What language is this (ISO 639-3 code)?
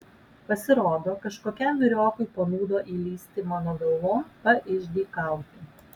lit